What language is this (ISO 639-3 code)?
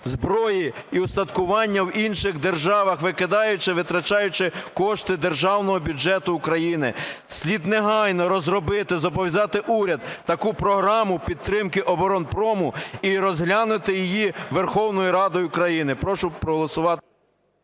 ukr